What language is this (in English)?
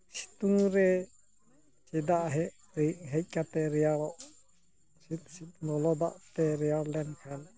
Santali